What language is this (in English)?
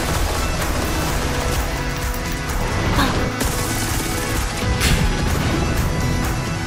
Japanese